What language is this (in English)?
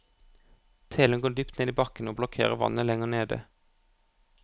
Norwegian